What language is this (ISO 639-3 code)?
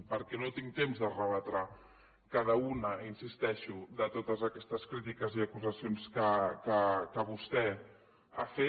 cat